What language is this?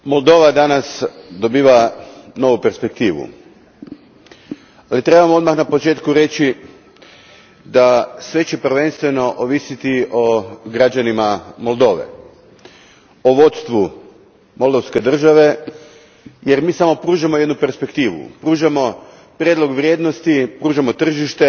Croatian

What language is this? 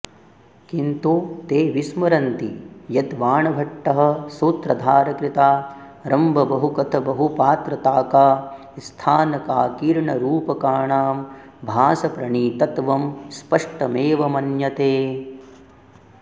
Sanskrit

